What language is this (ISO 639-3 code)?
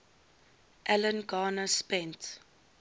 eng